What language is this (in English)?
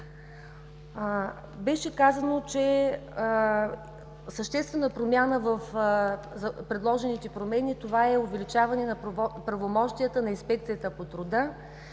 Bulgarian